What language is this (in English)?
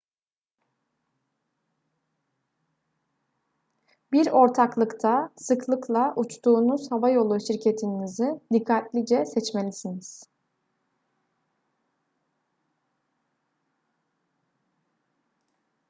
Turkish